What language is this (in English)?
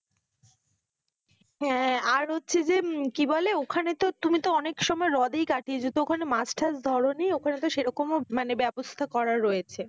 Bangla